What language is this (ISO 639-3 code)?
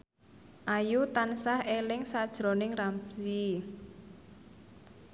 jav